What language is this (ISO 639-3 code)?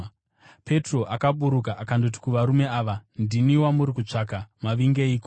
sna